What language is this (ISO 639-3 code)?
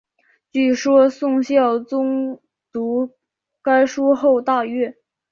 zho